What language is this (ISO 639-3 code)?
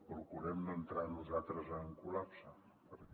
cat